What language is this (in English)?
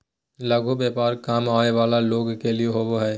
Magahi